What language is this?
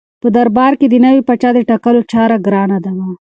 Pashto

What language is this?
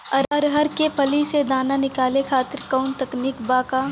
Bhojpuri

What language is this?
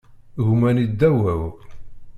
Kabyle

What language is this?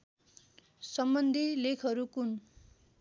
Nepali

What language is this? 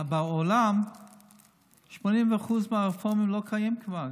Hebrew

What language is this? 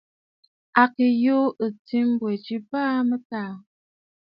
Bafut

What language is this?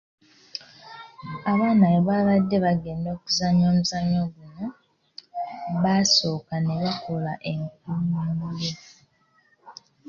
Ganda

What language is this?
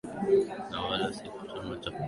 Swahili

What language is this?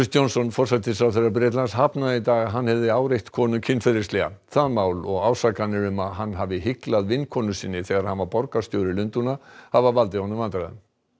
Icelandic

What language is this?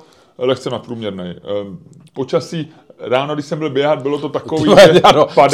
Czech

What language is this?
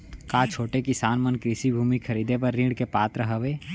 Chhattisgarhi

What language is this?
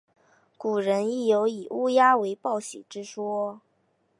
Chinese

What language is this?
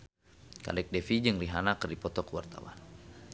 Sundanese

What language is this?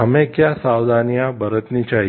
Hindi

